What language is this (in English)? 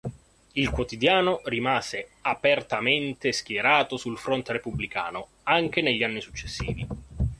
Italian